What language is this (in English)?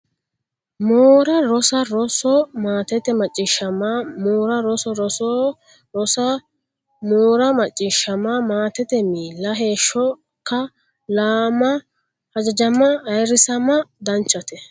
Sidamo